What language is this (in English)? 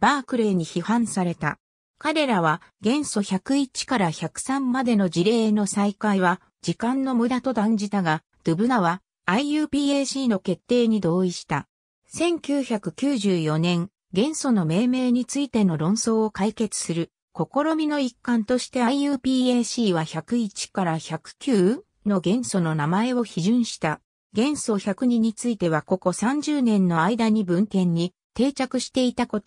Japanese